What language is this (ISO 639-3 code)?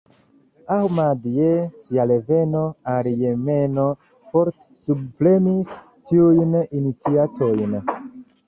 epo